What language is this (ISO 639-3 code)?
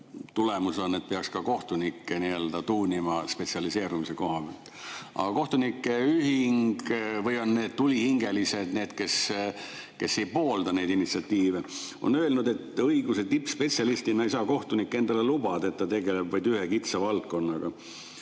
est